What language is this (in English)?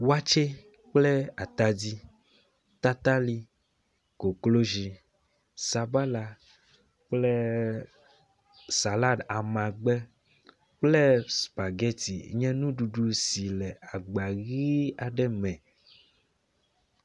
Ewe